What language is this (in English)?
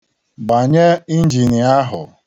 Igbo